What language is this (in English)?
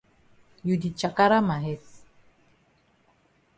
Cameroon Pidgin